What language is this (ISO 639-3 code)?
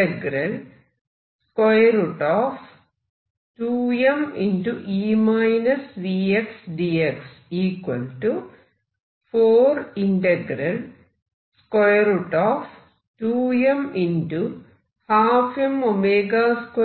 mal